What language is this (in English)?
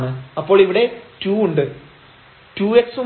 Malayalam